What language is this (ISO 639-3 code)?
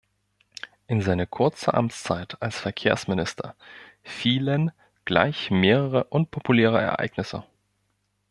deu